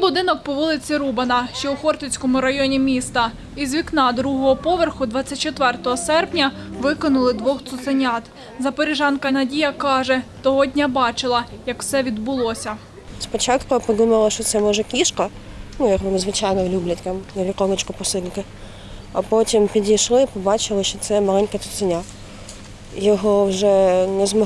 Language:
Ukrainian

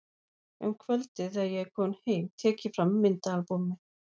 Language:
Icelandic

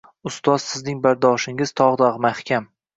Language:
Uzbek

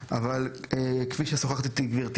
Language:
Hebrew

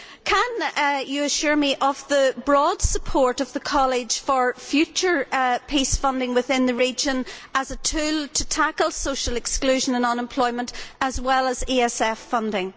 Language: English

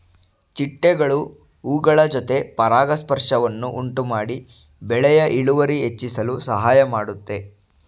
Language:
Kannada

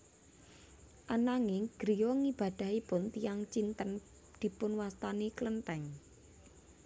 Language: Javanese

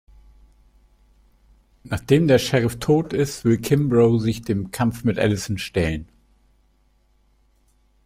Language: German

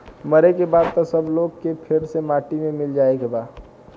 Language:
Bhojpuri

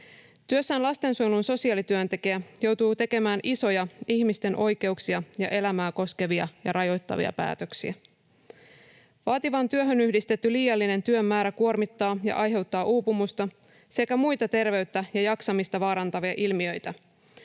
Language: Finnish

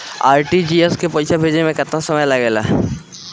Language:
Bhojpuri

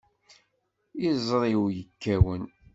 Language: Kabyle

